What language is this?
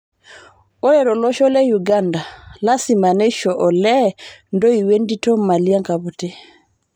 Masai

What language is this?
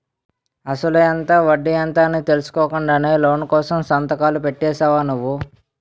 Telugu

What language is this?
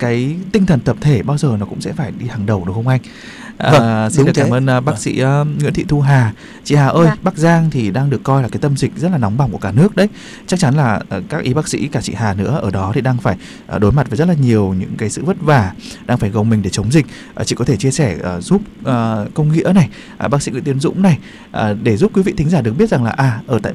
Vietnamese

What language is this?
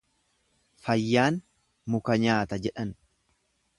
Oromo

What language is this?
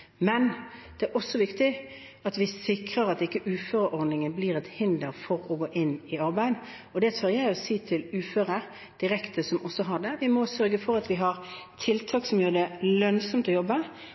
Norwegian Bokmål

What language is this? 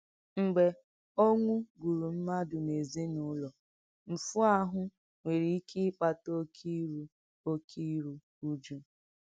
Igbo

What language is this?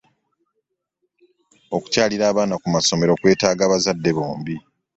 Ganda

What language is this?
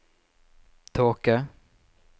Norwegian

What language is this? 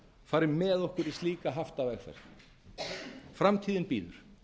Icelandic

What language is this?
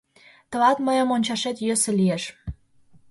Mari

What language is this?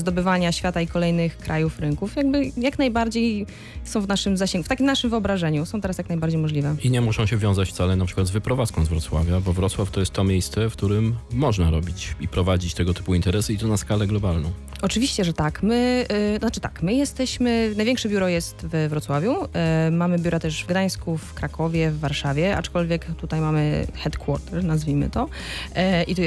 Polish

